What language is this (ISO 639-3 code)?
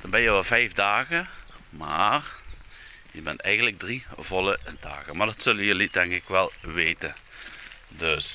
nld